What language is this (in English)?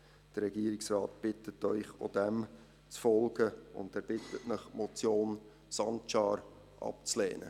Swiss German